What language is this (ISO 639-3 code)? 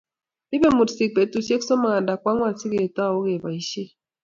kln